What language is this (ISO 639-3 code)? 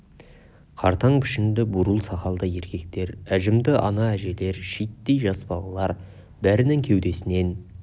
kaz